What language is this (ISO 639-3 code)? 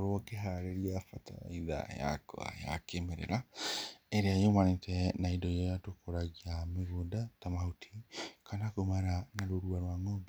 kik